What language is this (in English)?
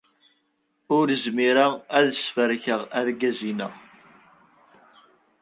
Kabyle